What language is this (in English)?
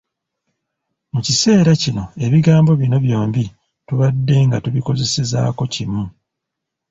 Ganda